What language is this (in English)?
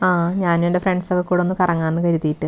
Malayalam